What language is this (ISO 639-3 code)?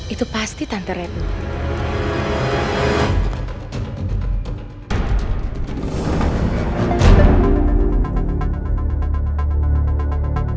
ind